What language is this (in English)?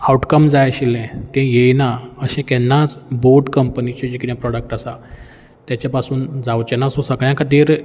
Konkani